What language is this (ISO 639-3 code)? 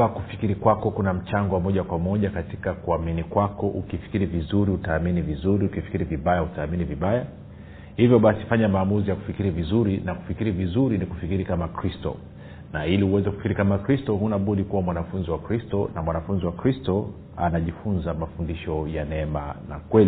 swa